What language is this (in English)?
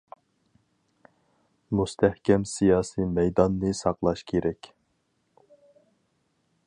Uyghur